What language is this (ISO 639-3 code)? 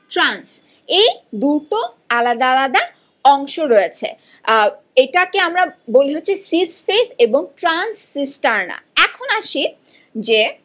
ben